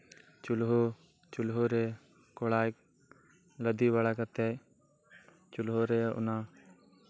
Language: Santali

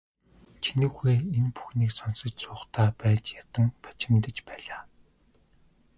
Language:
Mongolian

